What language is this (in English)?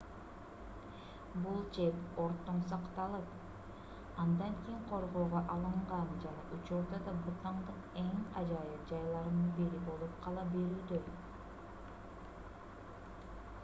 Kyrgyz